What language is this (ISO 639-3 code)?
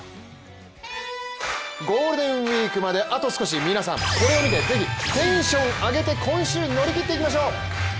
jpn